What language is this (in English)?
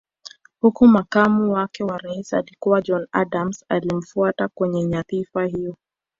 Swahili